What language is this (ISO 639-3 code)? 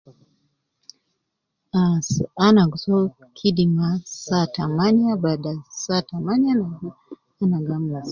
kcn